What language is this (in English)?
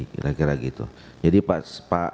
Indonesian